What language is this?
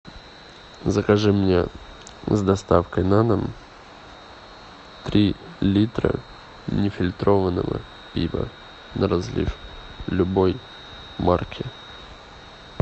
Russian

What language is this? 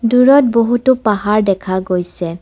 Assamese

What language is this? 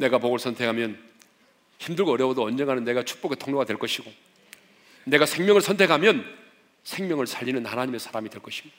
Korean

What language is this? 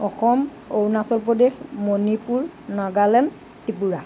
Assamese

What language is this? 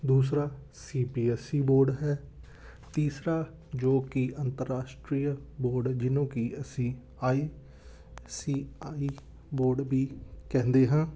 Punjabi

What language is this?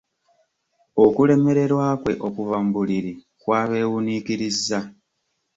Ganda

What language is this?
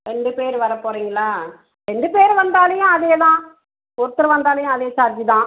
Tamil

